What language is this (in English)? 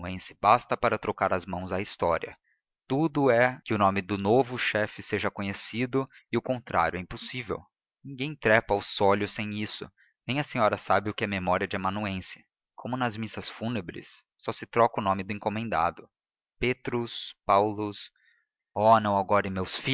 Portuguese